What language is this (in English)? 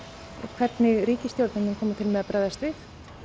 Icelandic